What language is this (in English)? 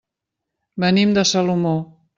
Catalan